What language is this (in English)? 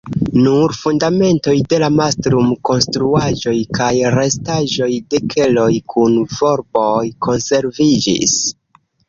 Esperanto